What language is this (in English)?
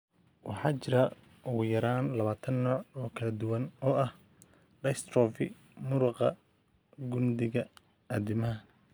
Somali